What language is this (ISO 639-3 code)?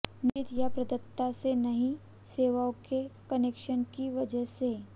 hin